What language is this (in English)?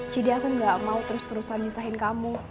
Indonesian